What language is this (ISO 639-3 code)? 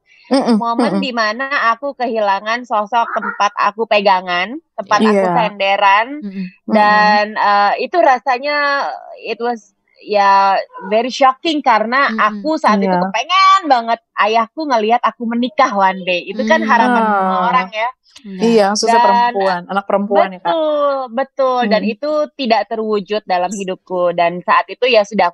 ind